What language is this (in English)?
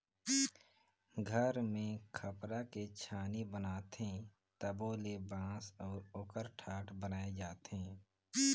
Chhattisgarhi